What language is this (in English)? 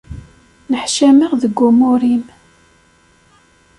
Kabyle